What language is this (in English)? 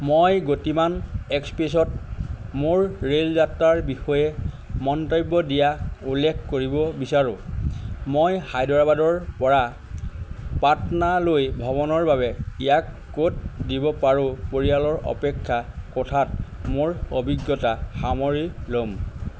Assamese